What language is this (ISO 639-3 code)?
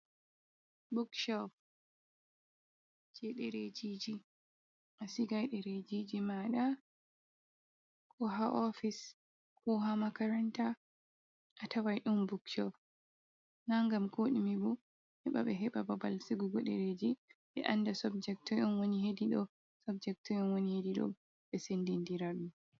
ful